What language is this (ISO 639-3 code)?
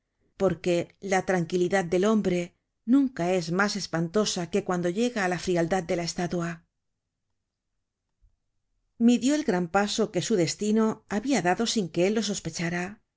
spa